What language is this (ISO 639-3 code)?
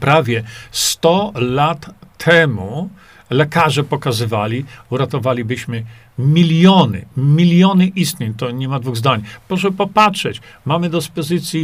pol